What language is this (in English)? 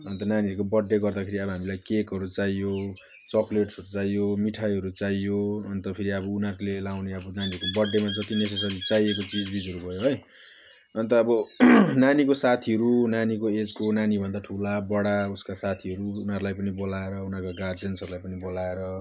Nepali